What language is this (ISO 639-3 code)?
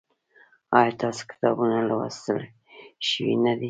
pus